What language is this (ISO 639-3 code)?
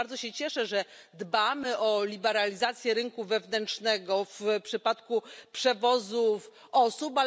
pol